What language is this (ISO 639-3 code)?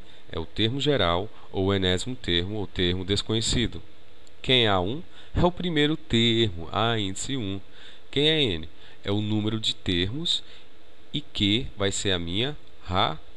por